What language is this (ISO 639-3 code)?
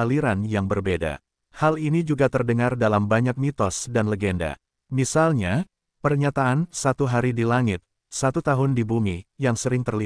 ind